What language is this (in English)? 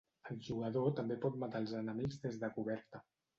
Catalan